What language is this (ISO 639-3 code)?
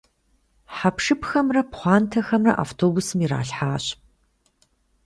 kbd